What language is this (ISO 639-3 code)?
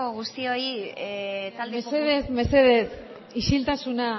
eus